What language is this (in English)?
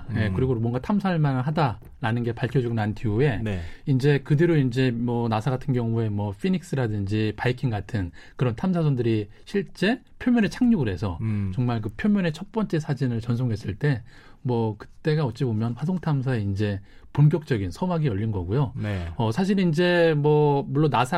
Korean